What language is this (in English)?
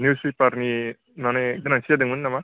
Bodo